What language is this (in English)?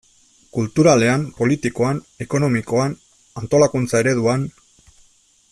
Basque